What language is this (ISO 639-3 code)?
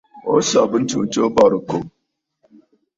bfd